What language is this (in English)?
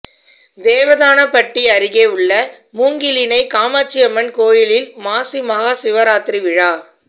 Tamil